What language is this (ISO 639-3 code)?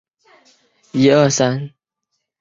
zho